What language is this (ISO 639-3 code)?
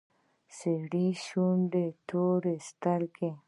pus